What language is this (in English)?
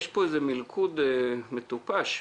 Hebrew